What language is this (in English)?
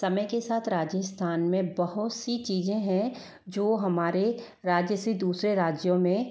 Hindi